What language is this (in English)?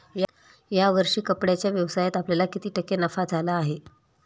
Marathi